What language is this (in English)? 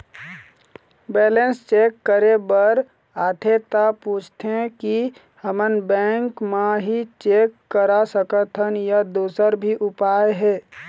Chhattisgarhi